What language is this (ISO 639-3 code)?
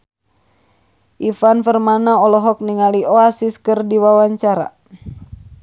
sun